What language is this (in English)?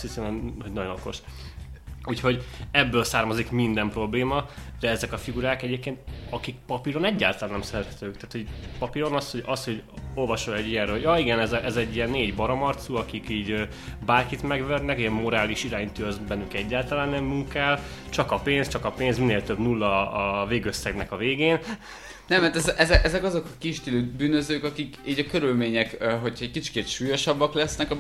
Hungarian